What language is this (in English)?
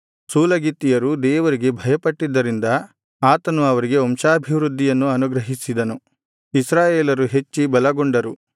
Kannada